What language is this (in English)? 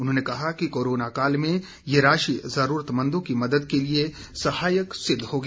Hindi